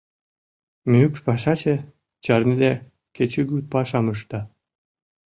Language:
Mari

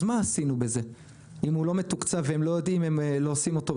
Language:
Hebrew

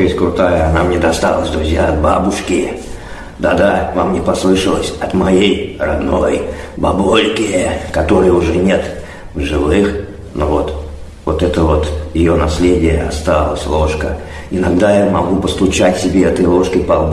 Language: Russian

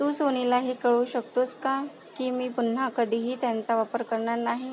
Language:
Marathi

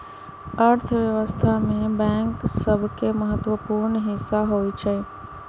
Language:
Magahi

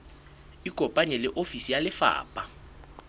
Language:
Southern Sotho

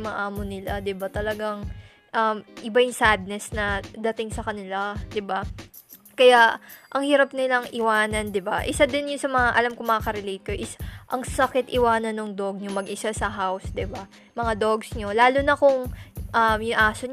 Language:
Filipino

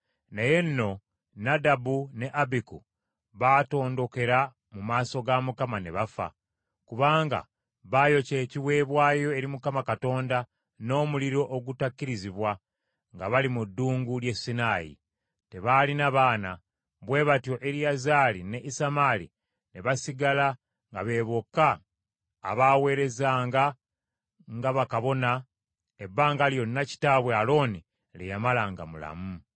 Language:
Ganda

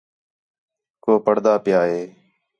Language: Khetrani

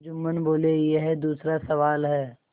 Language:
Hindi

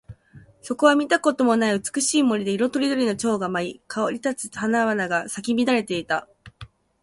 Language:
Japanese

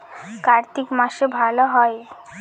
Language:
Bangla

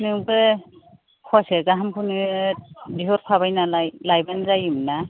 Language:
Bodo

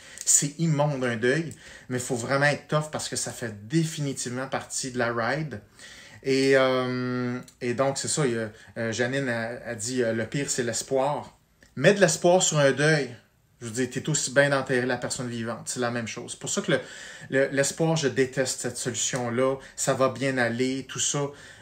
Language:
French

